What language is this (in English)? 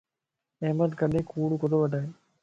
Lasi